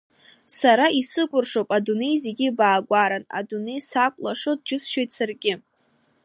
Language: Abkhazian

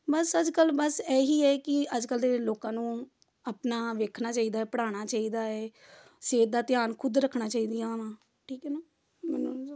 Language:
Punjabi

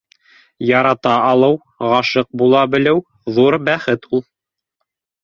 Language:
Bashkir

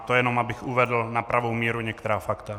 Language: Czech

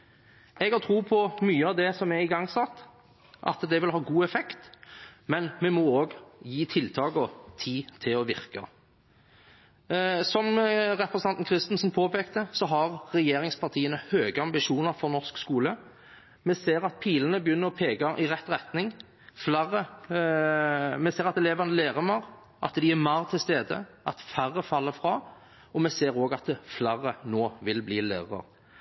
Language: Norwegian Bokmål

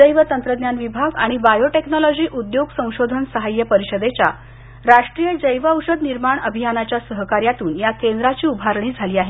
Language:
Marathi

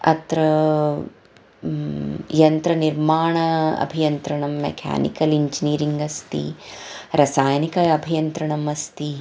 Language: Sanskrit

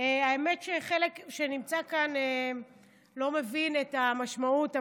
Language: Hebrew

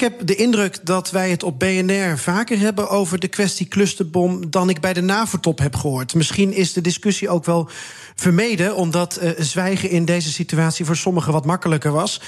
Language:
Dutch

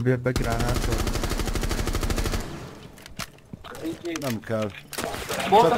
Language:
Hungarian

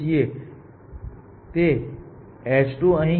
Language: Gujarati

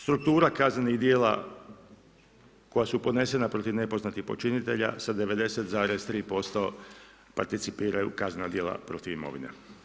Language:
Croatian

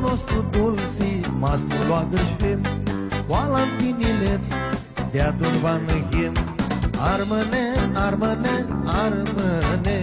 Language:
Romanian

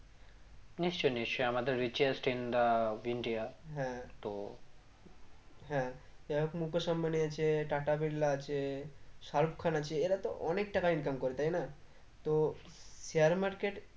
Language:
Bangla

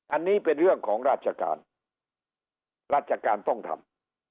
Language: Thai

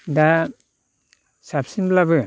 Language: Bodo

